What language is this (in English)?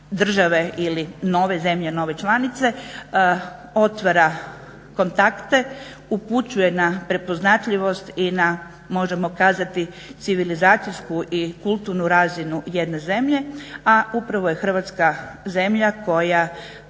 Croatian